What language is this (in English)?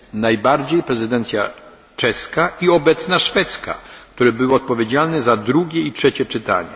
Polish